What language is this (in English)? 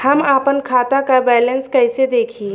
Bhojpuri